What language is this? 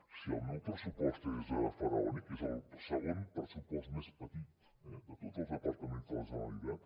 Catalan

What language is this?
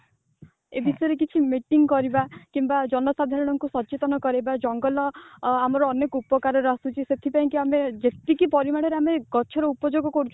Odia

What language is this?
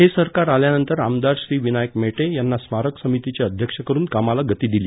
Marathi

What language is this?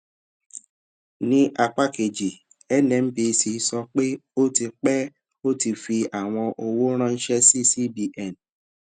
Yoruba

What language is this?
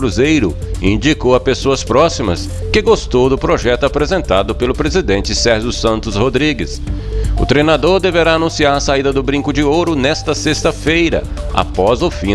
Portuguese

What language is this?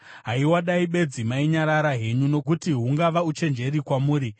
Shona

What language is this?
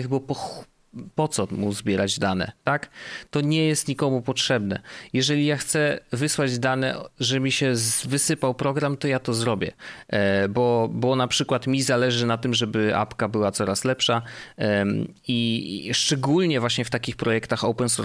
Polish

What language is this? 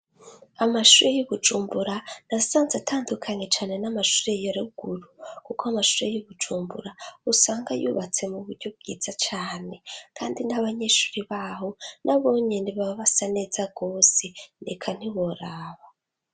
Rundi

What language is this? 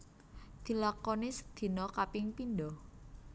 Javanese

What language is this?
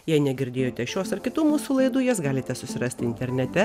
Lithuanian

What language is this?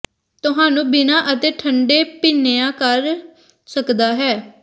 Punjabi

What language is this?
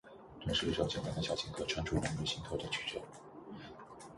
Chinese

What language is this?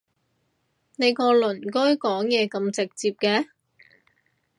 Cantonese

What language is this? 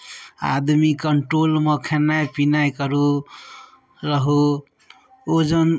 Maithili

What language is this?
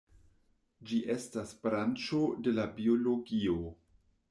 Esperanto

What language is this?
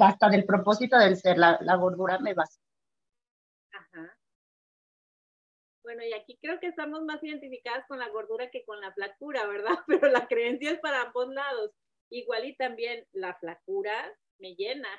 Spanish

